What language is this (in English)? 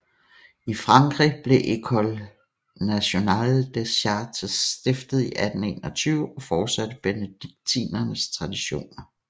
Danish